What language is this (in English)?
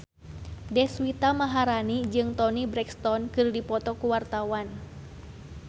Sundanese